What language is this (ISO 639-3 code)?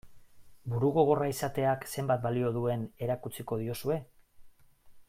eus